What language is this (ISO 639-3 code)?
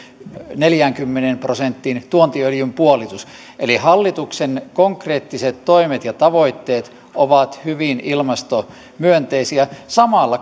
fin